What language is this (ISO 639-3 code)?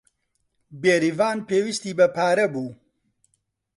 ckb